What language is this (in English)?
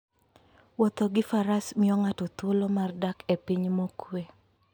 Luo (Kenya and Tanzania)